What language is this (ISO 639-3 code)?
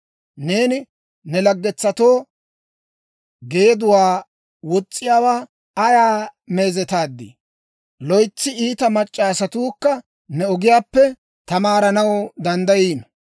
dwr